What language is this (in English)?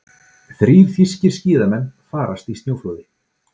Icelandic